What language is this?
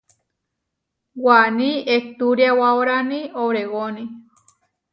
Huarijio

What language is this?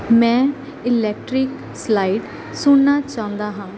Punjabi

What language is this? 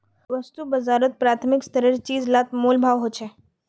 Magahi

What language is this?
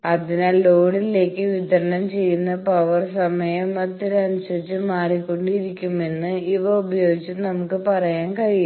Malayalam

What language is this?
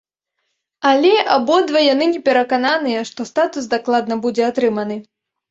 Belarusian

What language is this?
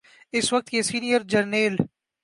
Urdu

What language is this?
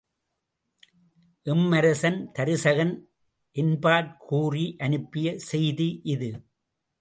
Tamil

